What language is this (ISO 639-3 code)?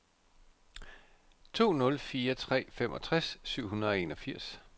dan